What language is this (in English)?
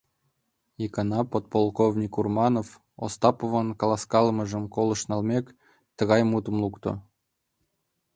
Mari